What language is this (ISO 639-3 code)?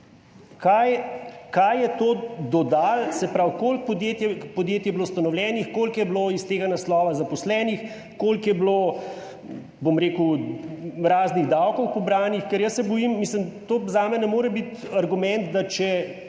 slv